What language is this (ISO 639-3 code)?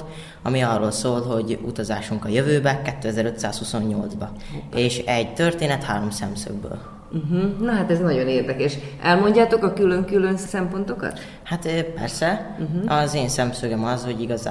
hun